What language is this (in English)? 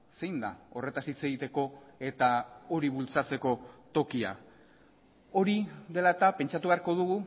Basque